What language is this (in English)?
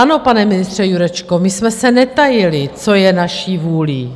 Czech